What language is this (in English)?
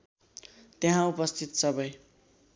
Nepali